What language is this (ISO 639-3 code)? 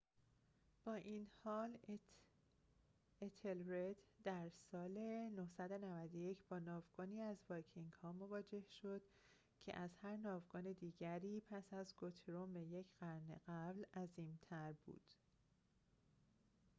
fas